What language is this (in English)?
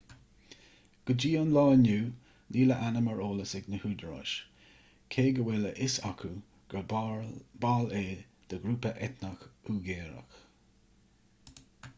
Irish